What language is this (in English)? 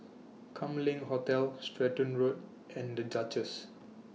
English